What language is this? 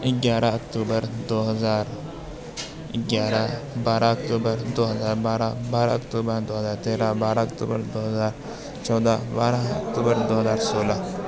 Urdu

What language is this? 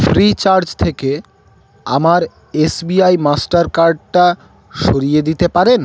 Bangla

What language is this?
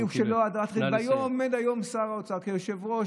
Hebrew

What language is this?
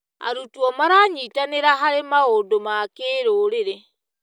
Kikuyu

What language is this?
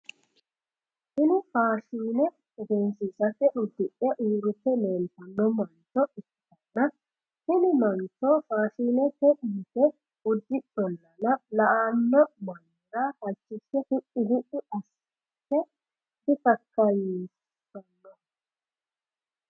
Sidamo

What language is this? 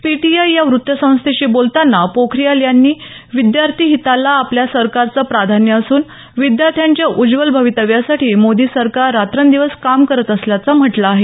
Marathi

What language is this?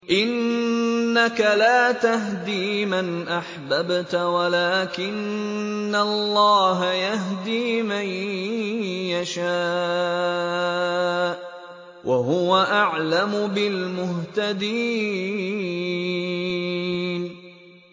Arabic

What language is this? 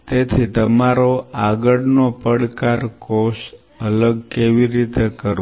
Gujarati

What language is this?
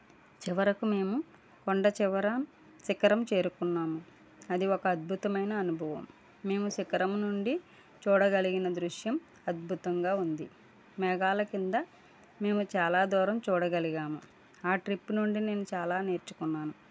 Telugu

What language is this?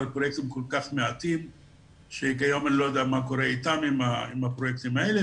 Hebrew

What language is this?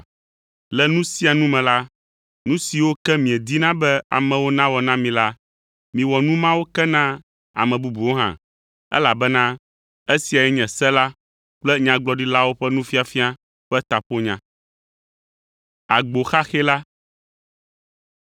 Ewe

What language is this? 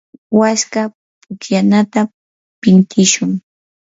Yanahuanca Pasco Quechua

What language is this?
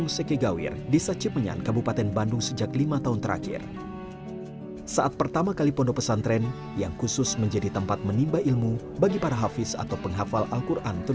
Indonesian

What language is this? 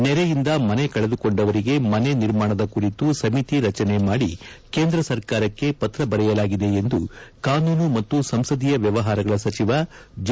Kannada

